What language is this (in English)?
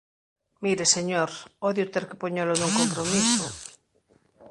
Galician